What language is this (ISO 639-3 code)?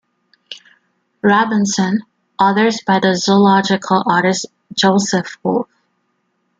eng